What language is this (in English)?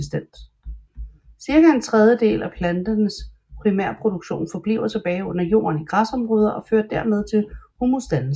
Danish